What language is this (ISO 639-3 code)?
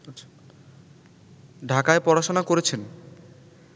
ben